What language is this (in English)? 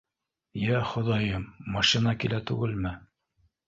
Bashkir